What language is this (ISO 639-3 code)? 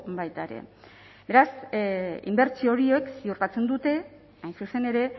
eus